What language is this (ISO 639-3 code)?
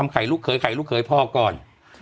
tha